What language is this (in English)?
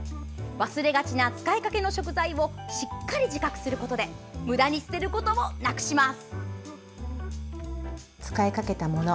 Japanese